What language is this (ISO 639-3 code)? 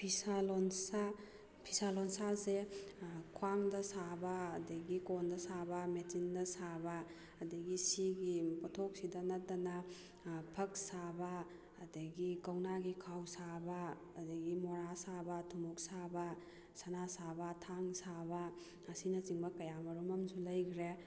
mni